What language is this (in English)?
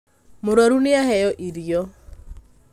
Kikuyu